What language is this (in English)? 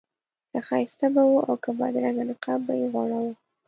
Pashto